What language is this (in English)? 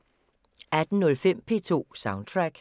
Danish